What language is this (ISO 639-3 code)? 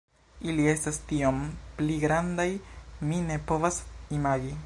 epo